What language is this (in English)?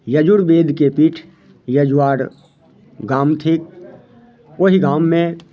Maithili